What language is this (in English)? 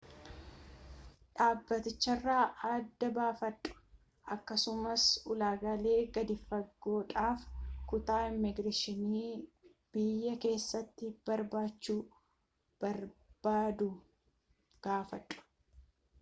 Oromo